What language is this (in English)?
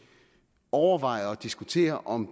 Danish